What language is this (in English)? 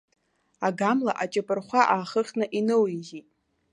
Abkhazian